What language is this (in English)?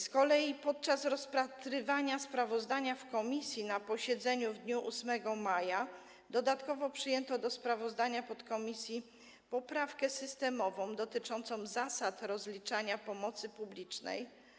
Polish